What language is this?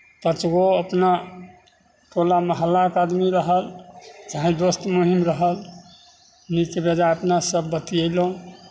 Maithili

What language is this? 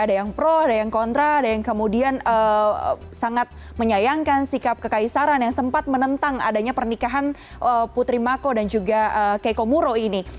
Indonesian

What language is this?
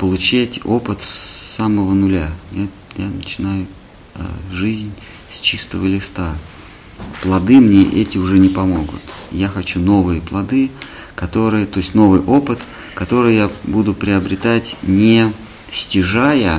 Russian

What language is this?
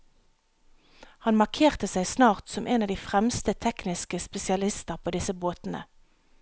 Norwegian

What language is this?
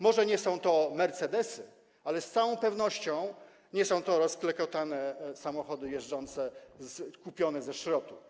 Polish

